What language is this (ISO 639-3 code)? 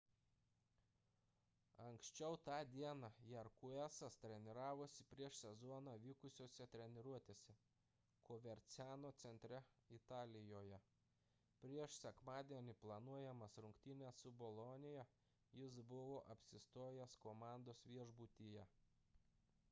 lit